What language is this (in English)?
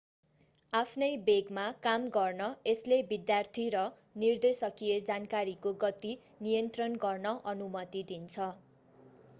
Nepali